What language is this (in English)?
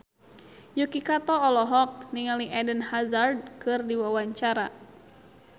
Sundanese